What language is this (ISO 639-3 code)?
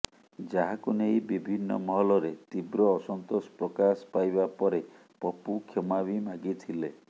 ori